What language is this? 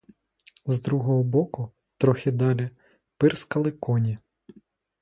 Ukrainian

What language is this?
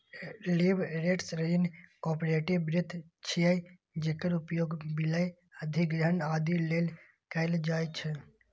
Maithili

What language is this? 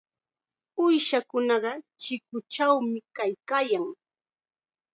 Chiquián Ancash Quechua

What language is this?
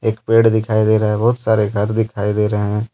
Hindi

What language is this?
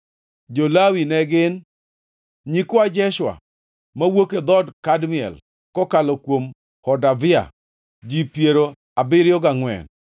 Luo (Kenya and Tanzania)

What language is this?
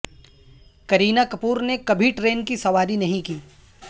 Urdu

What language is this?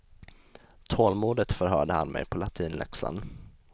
Swedish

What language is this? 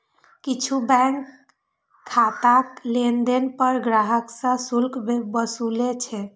Maithili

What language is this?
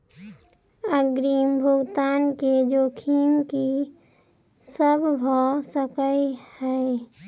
Maithili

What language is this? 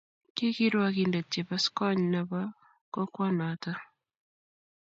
Kalenjin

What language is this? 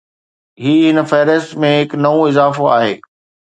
Sindhi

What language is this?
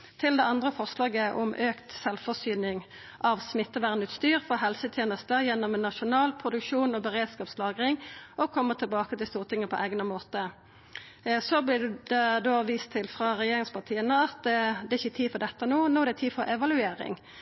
Norwegian Nynorsk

